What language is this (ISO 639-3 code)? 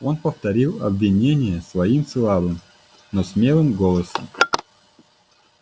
rus